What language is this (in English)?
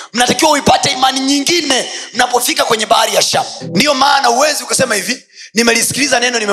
Swahili